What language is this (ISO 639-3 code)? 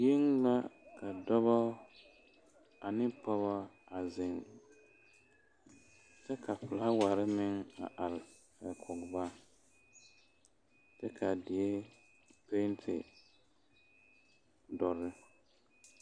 dga